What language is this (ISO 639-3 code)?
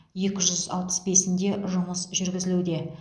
kaz